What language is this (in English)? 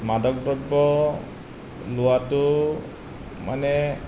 Assamese